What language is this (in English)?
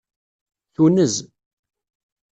Kabyle